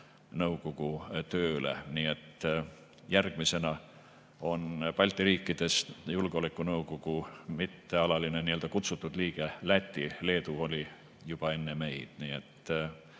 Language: Estonian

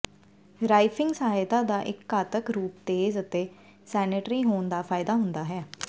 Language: Punjabi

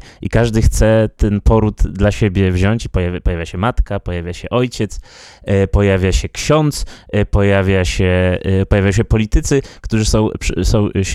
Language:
Polish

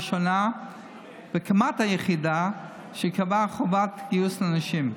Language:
Hebrew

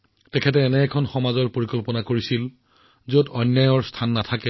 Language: Assamese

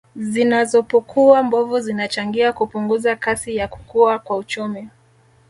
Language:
Swahili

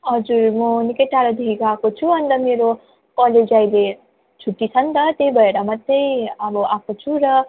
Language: Nepali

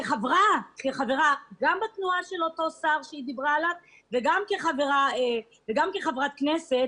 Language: Hebrew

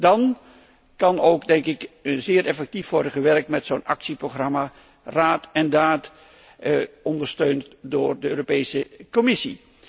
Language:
Dutch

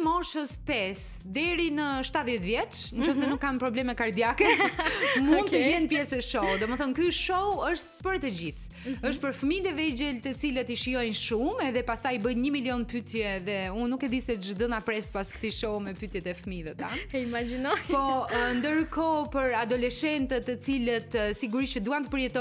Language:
Romanian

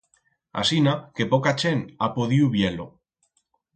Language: Aragonese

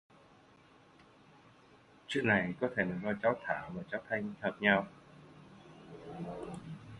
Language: Vietnamese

